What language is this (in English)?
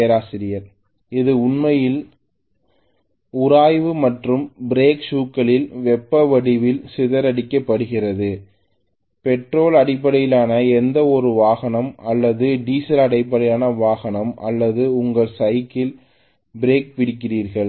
Tamil